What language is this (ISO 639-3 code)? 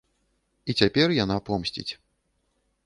bel